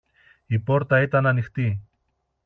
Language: Greek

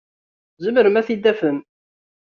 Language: Kabyle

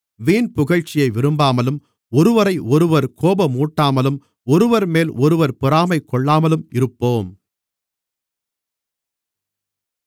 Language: Tamil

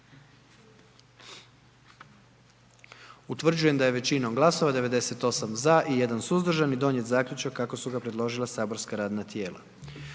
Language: Croatian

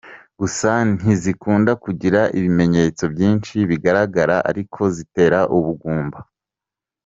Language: Kinyarwanda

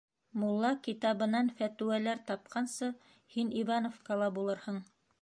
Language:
Bashkir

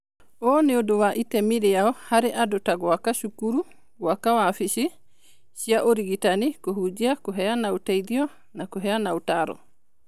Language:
Kikuyu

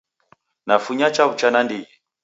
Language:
Taita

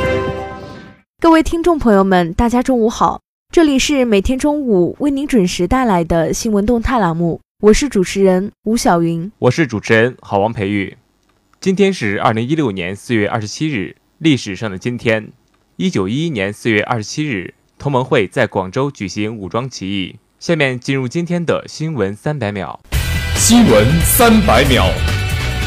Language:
Chinese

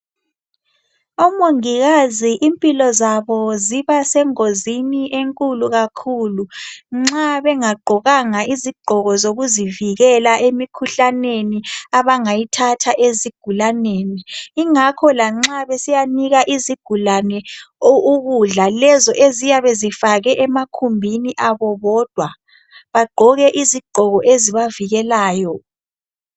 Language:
North Ndebele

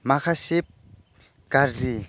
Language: Bodo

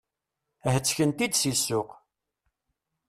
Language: Kabyle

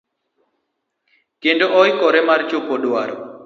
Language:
Luo (Kenya and Tanzania)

